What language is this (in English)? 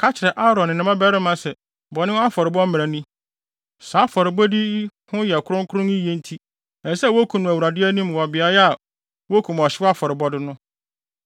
Akan